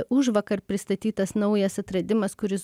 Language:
Lithuanian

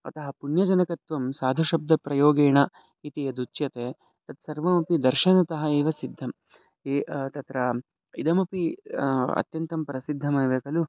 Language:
Sanskrit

